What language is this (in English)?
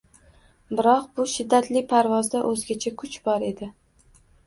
Uzbek